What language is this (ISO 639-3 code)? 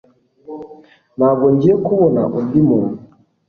kin